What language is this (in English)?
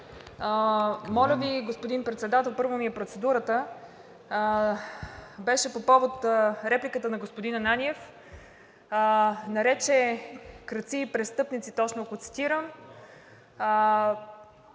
Bulgarian